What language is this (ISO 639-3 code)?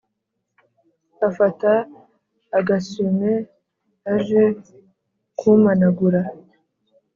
kin